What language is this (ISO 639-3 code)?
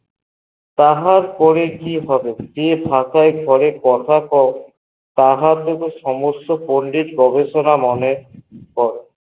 ben